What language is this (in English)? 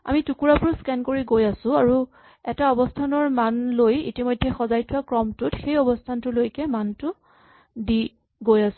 Assamese